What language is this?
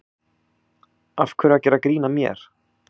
Icelandic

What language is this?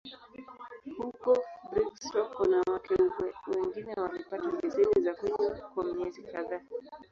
Swahili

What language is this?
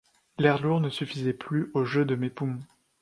French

